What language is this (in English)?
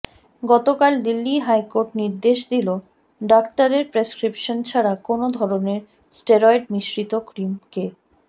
Bangla